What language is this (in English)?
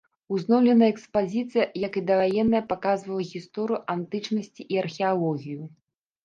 Belarusian